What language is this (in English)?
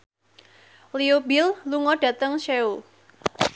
Javanese